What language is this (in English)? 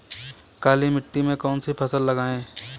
Hindi